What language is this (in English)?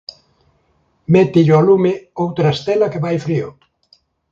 Galician